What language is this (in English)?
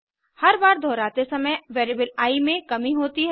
Hindi